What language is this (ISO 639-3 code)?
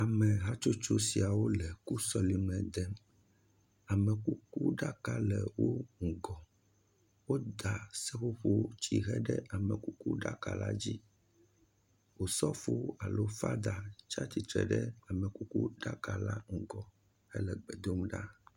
ewe